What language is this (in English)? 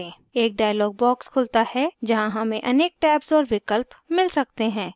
Hindi